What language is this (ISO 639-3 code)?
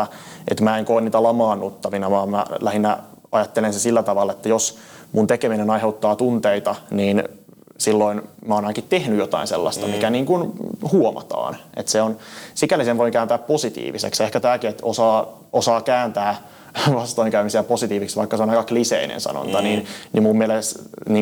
fin